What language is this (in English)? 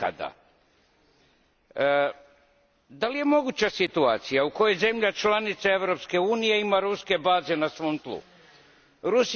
Croatian